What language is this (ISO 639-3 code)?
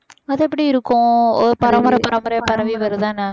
tam